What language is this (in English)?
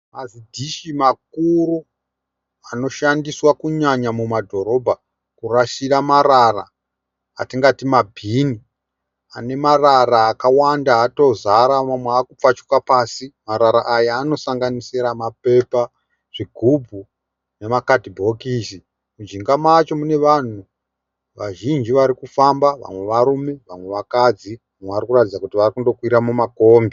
Shona